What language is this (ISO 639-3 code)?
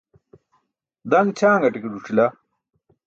bsk